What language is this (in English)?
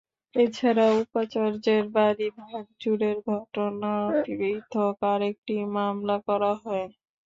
Bangla